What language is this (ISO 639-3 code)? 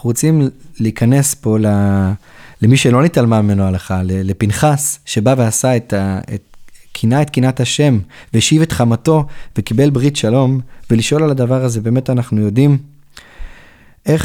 heb